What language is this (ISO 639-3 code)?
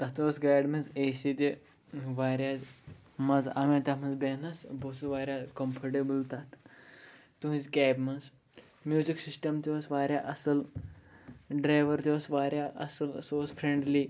kas